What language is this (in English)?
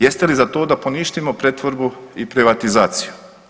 Croatian